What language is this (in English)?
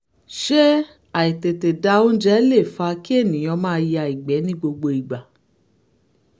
Yoruba